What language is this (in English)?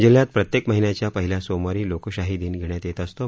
Marathi